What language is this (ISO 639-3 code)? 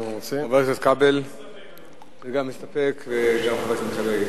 heb